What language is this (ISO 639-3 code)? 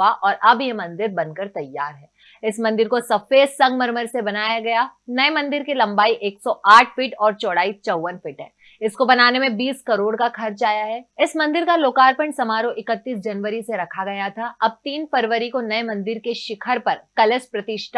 hin